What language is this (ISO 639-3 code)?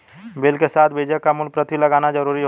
hin